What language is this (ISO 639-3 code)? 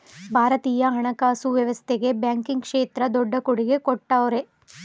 kan